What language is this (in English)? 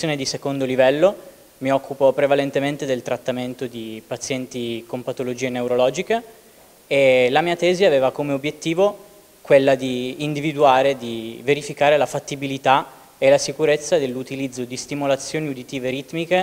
Italian